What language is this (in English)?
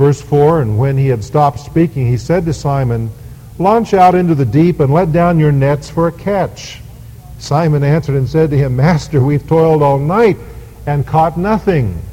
English